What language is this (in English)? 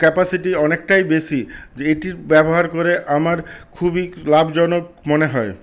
Bangla